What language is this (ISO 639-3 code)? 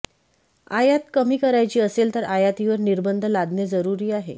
mar